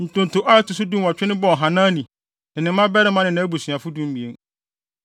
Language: Akan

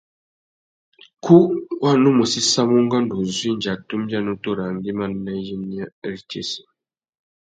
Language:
Tuki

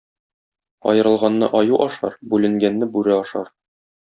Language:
Tatar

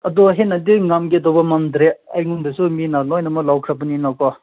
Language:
Manipuri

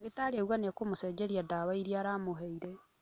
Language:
Kikuyu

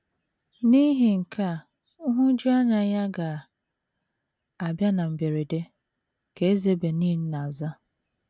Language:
Igbo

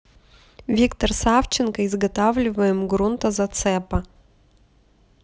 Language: Russian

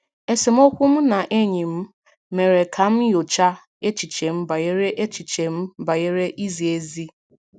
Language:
Igbo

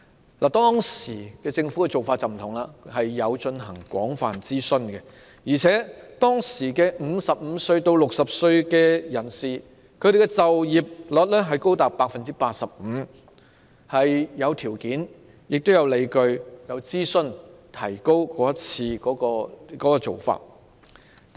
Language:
Cantonese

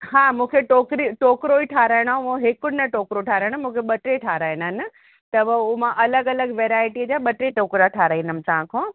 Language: Sindhi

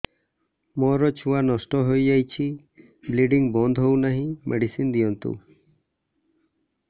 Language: Odia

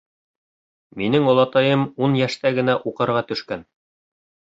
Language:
Bashkir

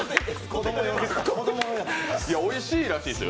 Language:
Japanese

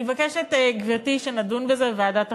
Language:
Hebrew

